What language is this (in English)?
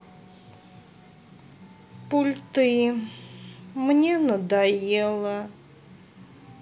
Russian